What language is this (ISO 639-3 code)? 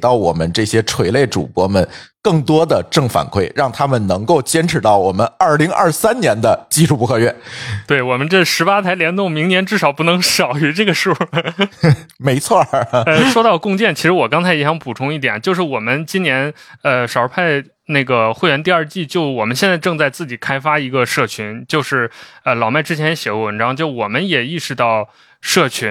zho